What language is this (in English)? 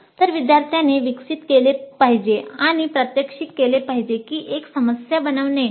Marathi